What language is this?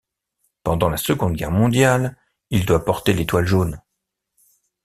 French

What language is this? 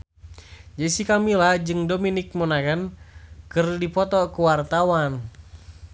Sundanese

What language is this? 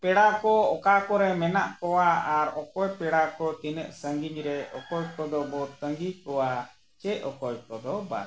Santali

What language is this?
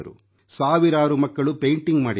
Kannada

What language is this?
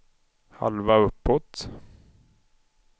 Swedish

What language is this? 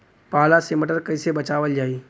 Bhojpuri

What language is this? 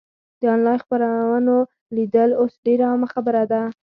Pashto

